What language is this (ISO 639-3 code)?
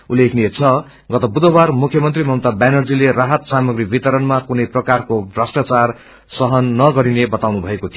nep